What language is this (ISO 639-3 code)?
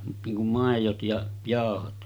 fin